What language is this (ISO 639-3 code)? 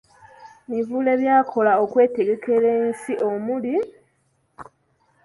lug